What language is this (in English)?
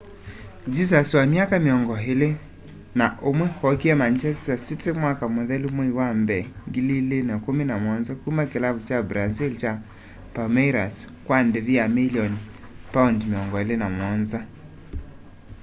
Kamba